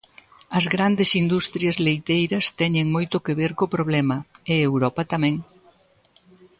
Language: Galician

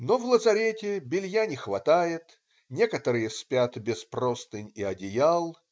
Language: Russian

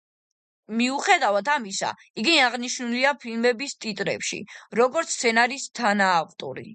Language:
Georgian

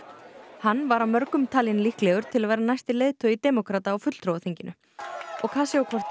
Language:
Icelandic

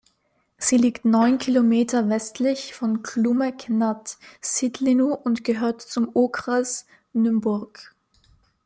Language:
German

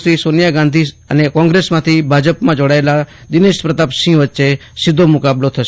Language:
Gujarati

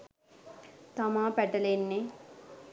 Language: Sinhala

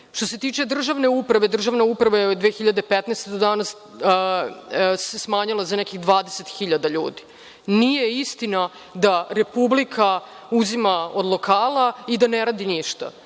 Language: Serbian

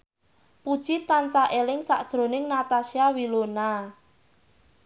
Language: Javanese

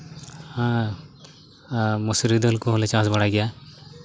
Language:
Santali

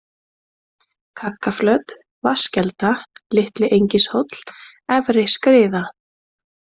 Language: Icelandic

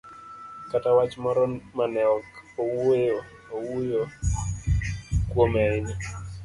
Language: Luo (Kenya and Tanzania)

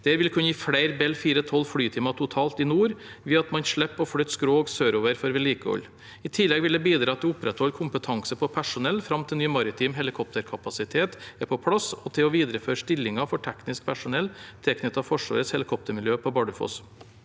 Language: Norwegian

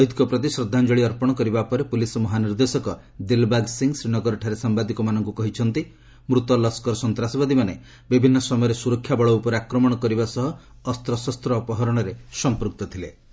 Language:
Odia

